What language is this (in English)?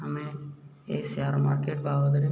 Odia